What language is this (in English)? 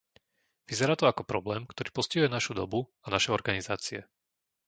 Slovak